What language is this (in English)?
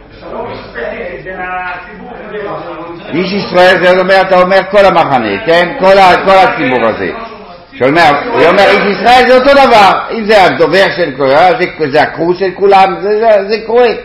Hebrew